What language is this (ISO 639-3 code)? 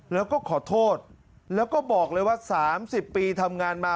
tha